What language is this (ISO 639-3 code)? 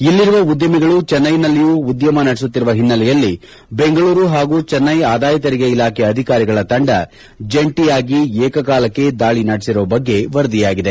kan